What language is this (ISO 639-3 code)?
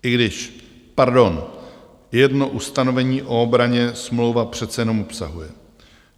ces